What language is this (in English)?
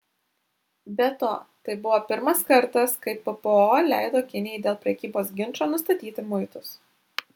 Lithuanian